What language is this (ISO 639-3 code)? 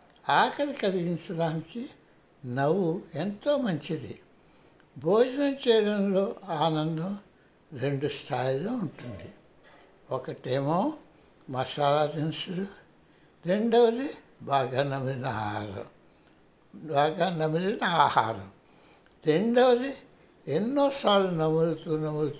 tel